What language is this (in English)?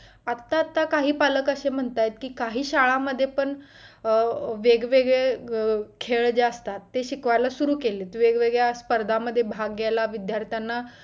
Marathi